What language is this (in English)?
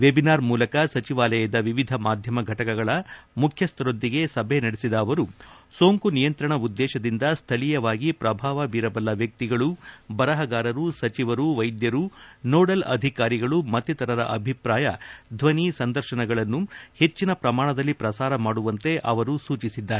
Kannada